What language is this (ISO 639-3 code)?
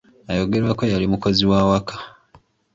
lug